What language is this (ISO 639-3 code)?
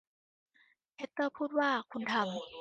tha